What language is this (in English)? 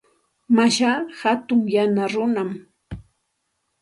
Santa Ana de Tusi Pasco Quechua